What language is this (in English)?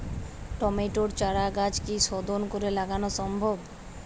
Bangla